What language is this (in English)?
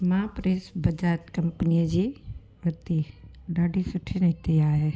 Sindhi